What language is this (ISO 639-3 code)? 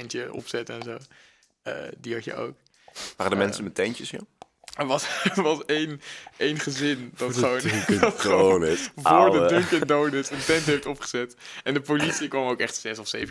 nld